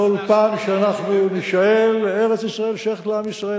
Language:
Hebrew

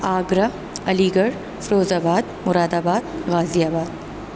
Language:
Urdu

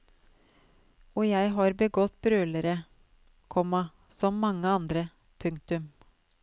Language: Norwegian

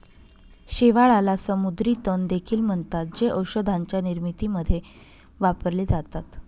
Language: Marathi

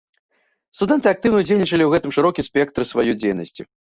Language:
Belarusian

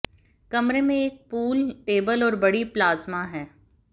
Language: Hindi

